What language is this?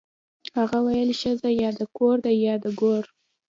Pashto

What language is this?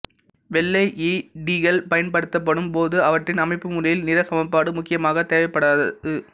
Tamil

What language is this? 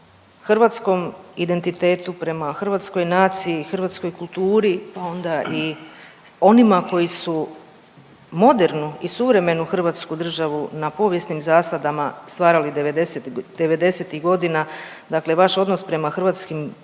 Croatian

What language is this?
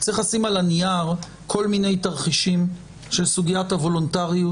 Hebrew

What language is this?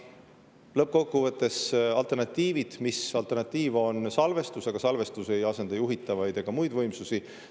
Estonian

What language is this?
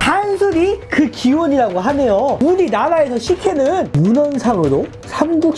Korean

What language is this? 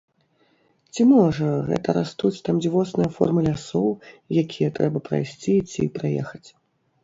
Belarusian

